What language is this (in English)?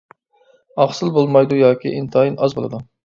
Uyghur